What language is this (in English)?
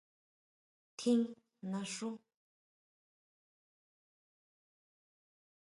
Huautla Mazatec